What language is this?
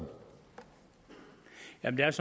Danish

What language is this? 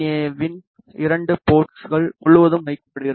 Tamil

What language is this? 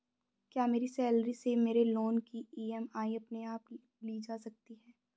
Hindi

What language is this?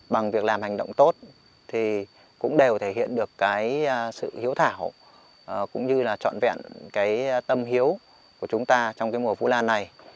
Vietnamese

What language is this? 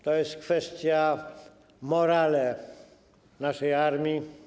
Polish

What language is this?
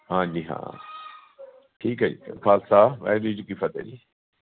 Punjabi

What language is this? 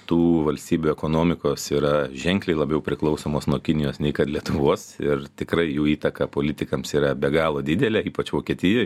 Lithuanian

